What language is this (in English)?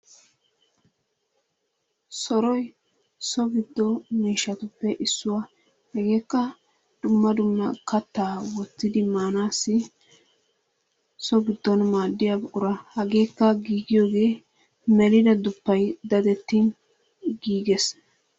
Wolaytta